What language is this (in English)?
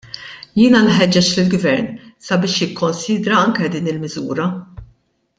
Maltese